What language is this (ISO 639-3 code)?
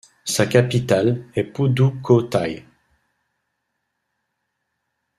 fra